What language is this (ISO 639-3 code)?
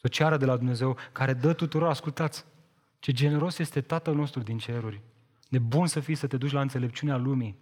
ron